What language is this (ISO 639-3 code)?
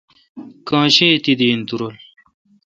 xka